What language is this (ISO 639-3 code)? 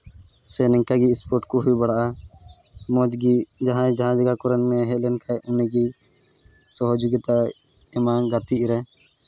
sat